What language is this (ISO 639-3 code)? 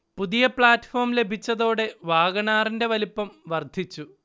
mal